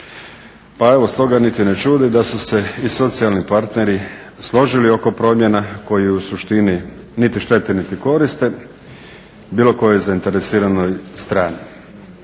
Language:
Croatian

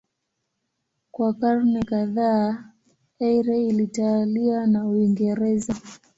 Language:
Swahili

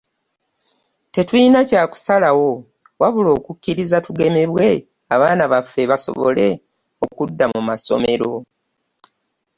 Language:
Ganda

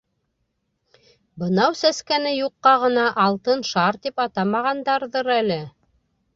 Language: Bashkir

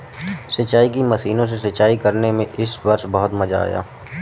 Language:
Hindi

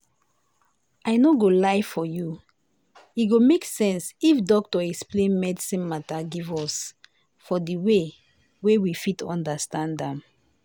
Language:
Nigerian Pidgin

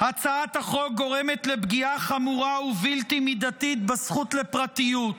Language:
Hebrew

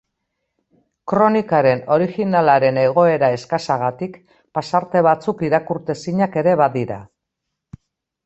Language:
Basque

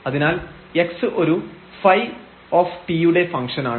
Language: Malayalam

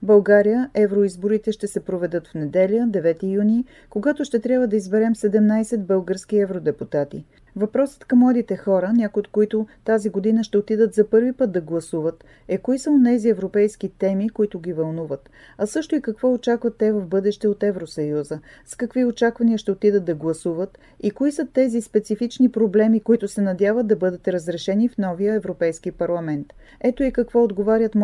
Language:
Bulgarian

